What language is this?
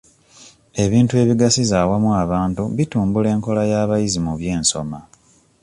Ganda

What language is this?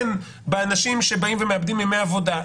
Hebrew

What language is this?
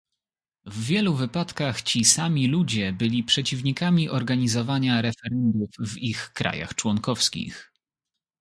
Polish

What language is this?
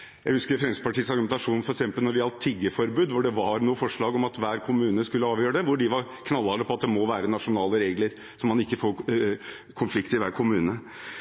Norwegian Bokmål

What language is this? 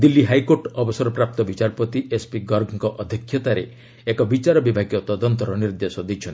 Odia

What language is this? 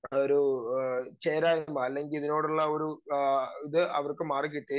Malayalam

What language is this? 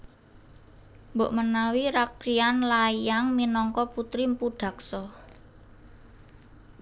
Javanese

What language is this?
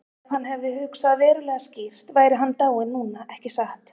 Icelandic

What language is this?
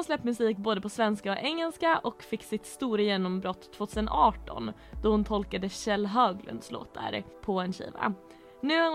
Swedish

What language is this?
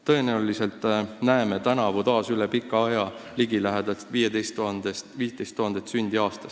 Estonian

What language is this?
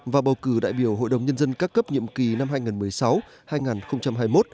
Vietnamese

